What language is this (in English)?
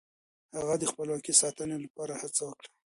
Pashto